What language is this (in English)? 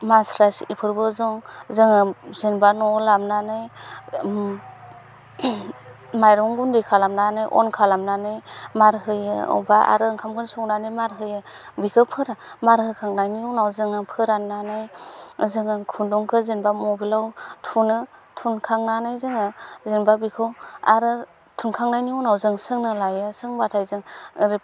Bodo